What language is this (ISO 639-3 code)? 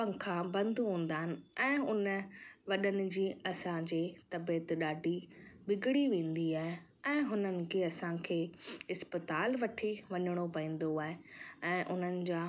snd